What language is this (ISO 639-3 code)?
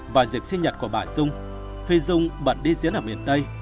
vie